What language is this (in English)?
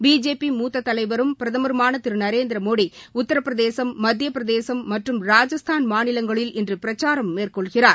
Tamil